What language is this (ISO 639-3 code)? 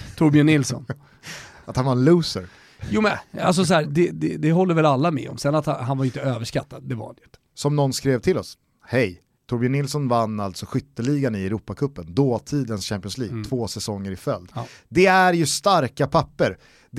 swe